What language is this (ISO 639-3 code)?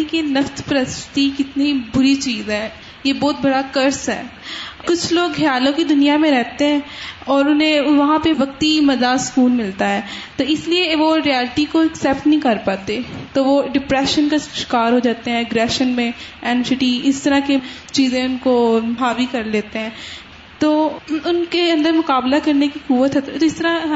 urd